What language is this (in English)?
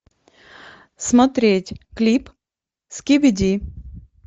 Russian